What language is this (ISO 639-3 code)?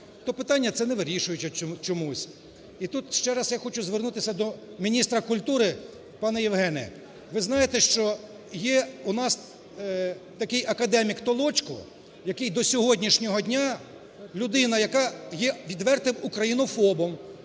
ukr